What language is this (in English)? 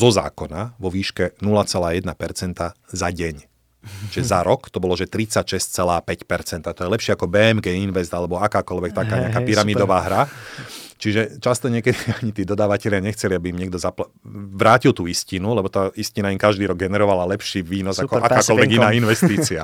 Slovak